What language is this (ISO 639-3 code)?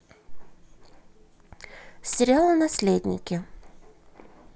rus